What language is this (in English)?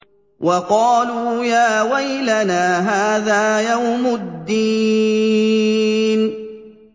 Arabic